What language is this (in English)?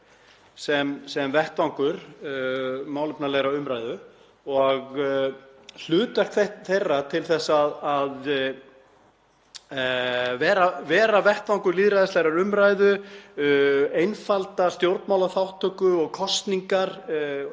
Icelandic